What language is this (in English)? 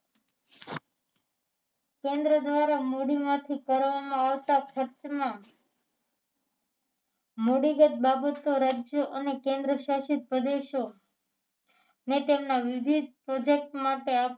Gujarati